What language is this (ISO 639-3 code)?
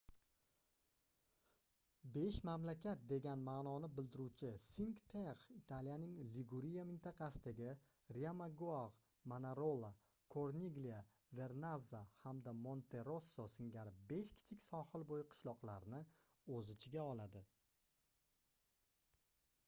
uzb